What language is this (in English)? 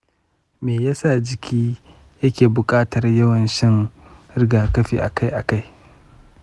Hausa